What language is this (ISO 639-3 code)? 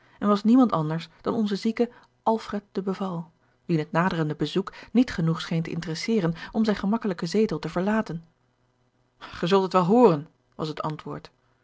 nld